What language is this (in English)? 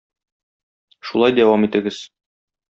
Tatar